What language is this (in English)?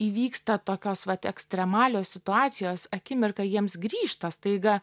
Lithuanian